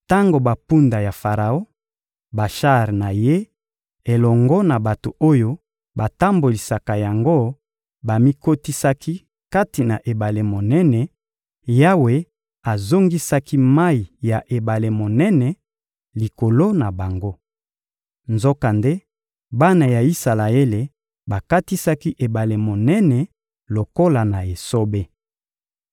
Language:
Lingala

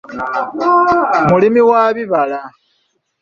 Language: Ganda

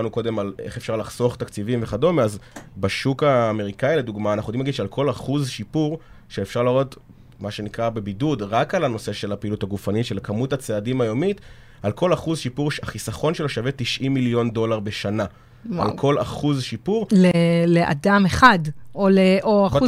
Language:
Hebrew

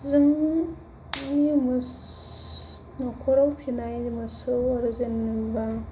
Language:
Bodo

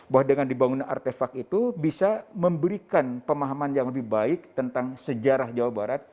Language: Indonesian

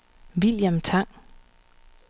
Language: Danish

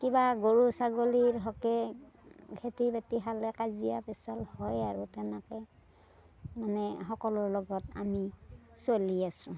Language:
Assamese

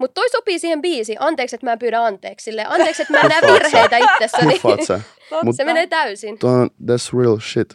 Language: Finnish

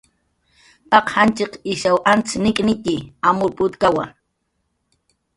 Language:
Jaqaru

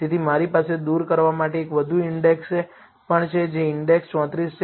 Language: Gujarati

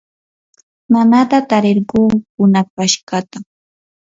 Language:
Yanahuanca Pasco Quechua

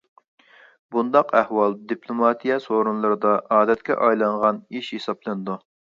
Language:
Uyghur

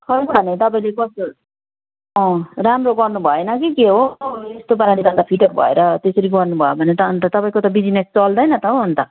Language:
Nepali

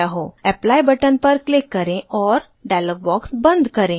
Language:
Hindi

